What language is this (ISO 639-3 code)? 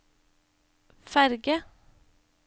nor